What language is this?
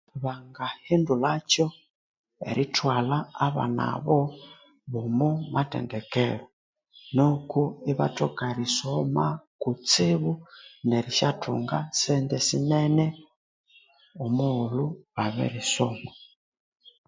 Konzo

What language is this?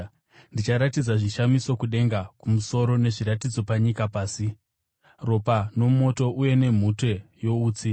Shona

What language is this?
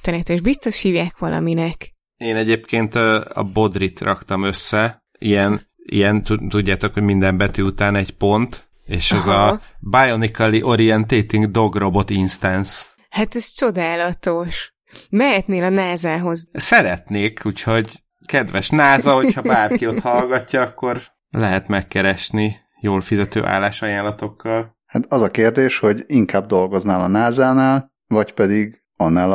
Hungarian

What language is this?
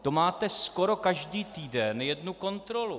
Czech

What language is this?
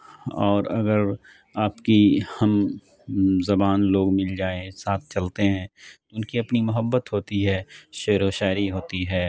Urdu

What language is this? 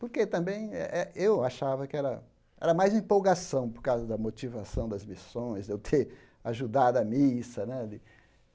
Portuguese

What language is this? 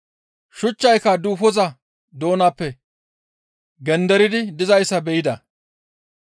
Gamo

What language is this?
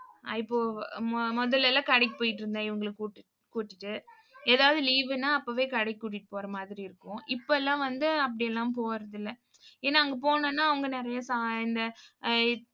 Tamil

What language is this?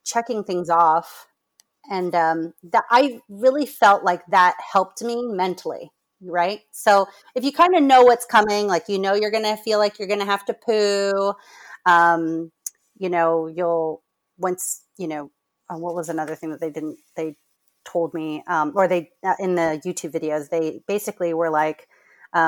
English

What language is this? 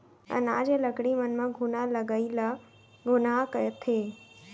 Chhattisgarhi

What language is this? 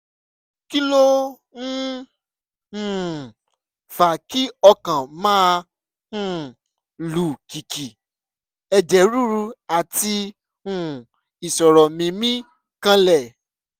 Yoruba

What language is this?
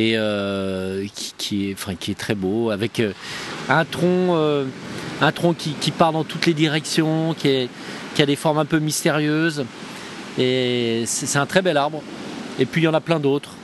French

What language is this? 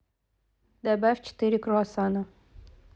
Russian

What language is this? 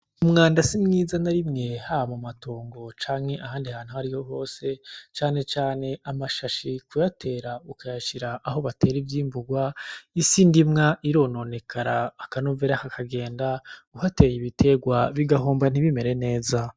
Rundi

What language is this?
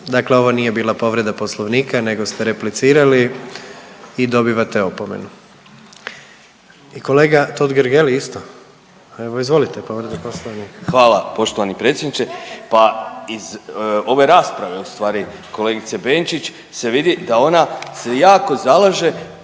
Croatian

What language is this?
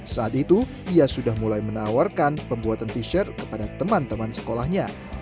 Indonesian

